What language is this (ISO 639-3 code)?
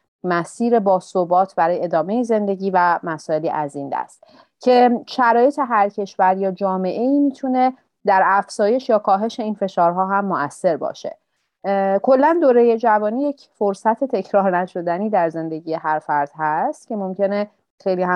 fas